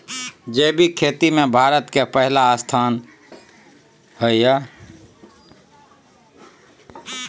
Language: Maithili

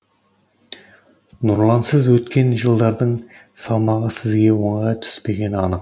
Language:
Kazakh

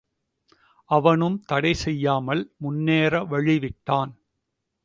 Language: Tamil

